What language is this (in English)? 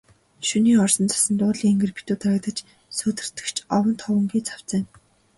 Mongolian